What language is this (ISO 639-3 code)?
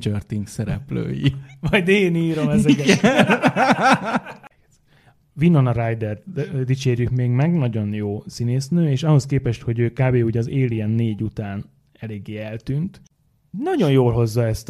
hun